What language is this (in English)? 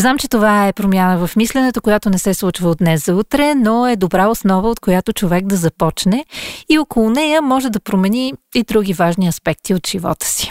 Bulgarian